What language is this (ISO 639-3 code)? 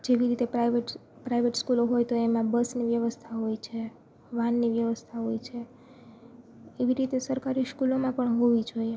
guj